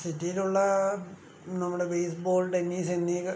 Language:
Malayalam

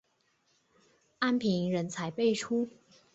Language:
Chinese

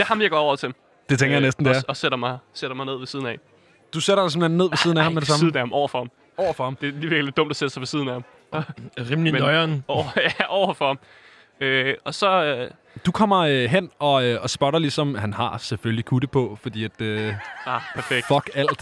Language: Danish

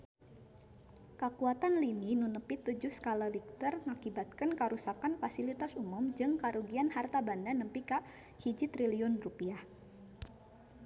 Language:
Sundanese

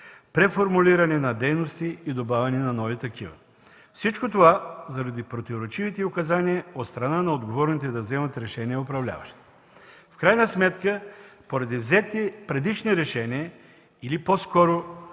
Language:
Bulgarian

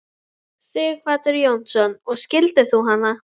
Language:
Icelandic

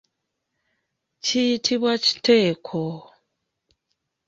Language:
Ganda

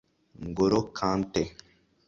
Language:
Kinyarwanda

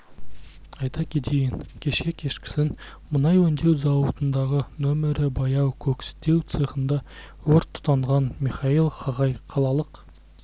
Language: Kazakh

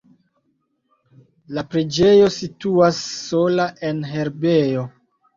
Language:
Esperanto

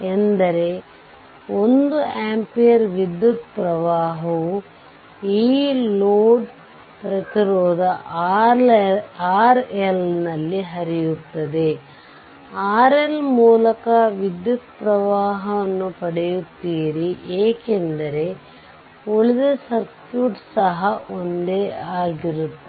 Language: Kannada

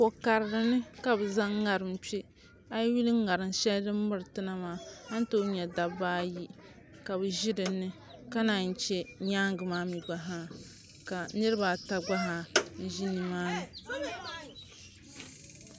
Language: Dagbani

